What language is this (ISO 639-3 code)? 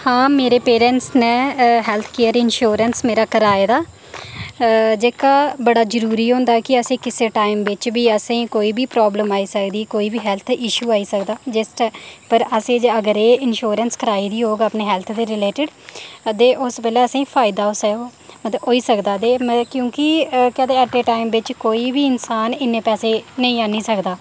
doi